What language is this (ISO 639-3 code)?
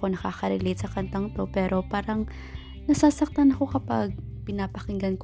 fil